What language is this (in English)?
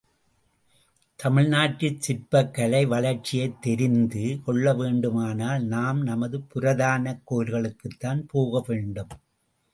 Tamil